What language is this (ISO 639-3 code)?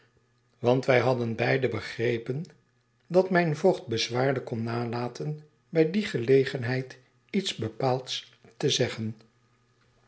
nld